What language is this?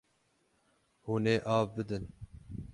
Kurdish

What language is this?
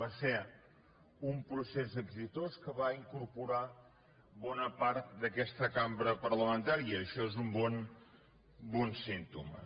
Catalan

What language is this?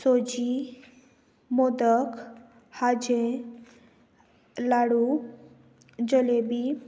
Konkani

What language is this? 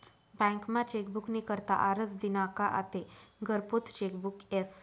Marathi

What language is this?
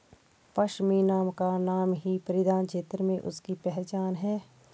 Hindi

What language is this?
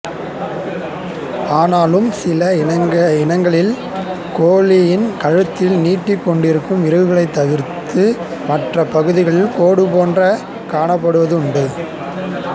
Tamil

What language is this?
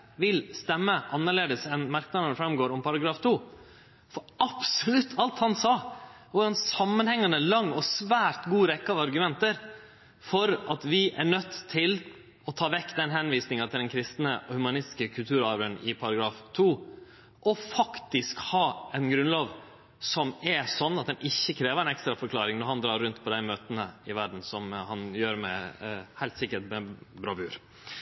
Norwegian Nynorsk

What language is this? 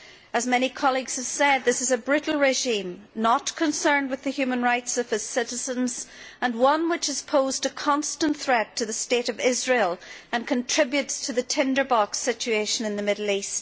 English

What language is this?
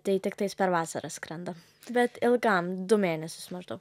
Lithuanian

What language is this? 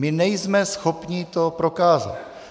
Czech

